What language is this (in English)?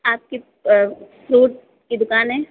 Hindi